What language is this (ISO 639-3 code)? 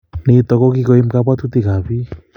kln